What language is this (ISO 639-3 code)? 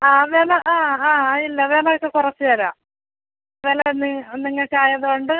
mal